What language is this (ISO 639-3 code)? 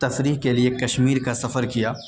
urd